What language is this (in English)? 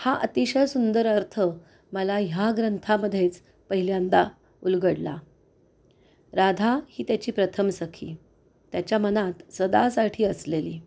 Marathi